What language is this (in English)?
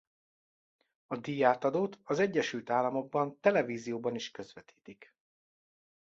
Hungarian